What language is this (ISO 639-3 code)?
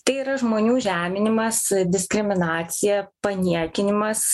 lit